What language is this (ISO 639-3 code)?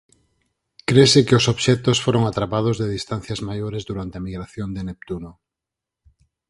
glg